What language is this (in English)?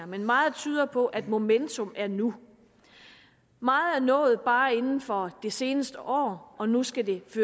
Danish